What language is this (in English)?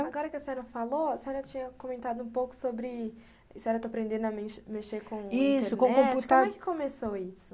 Portuguese